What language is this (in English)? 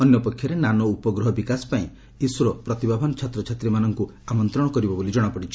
Odia